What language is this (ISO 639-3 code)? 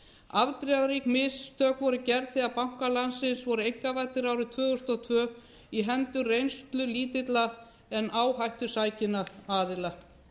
isl